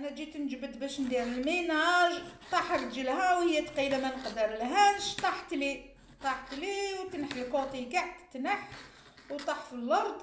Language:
Arabic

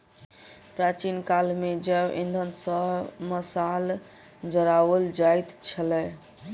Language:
Maithili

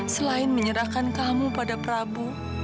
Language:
Indonesian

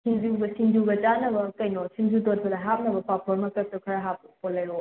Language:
Manipuri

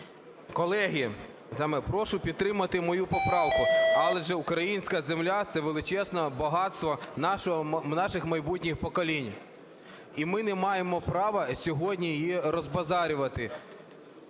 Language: Ukrainian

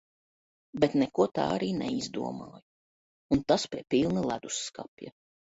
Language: Latvian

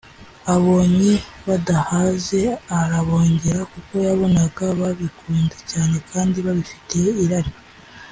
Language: Kinyarwanda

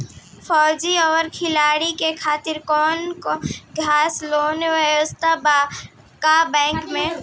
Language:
Bhojpuri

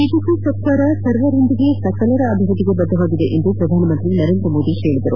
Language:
Kannada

